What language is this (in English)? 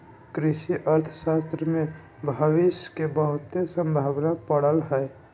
Magahi